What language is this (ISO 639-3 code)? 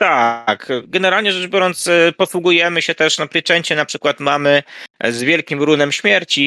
pol